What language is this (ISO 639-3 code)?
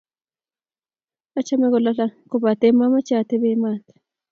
kln